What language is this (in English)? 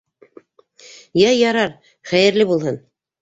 Bashkir